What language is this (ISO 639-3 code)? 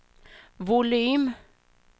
swe